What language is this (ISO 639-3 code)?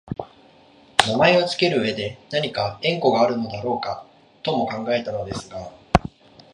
jpn